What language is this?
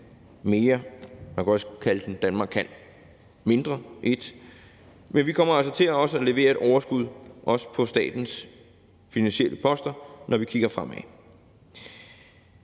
Danish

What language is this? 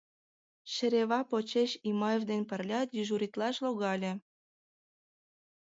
Mari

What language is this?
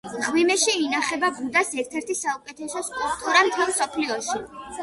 Georgian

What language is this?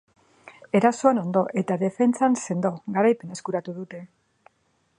Basque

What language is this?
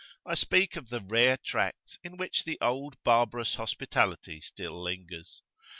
English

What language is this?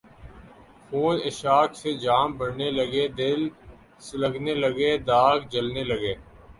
Urdu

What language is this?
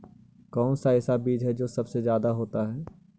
Magahi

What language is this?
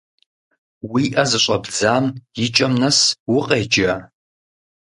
Kabardian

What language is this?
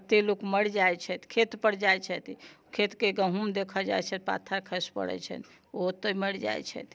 Maithili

